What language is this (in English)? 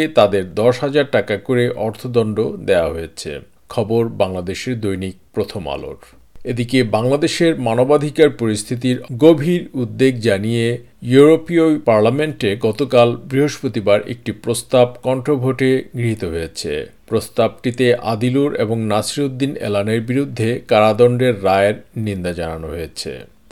Bangla